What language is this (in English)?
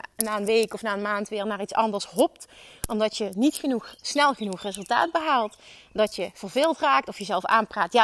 Dutch